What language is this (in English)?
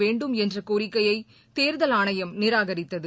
Tamil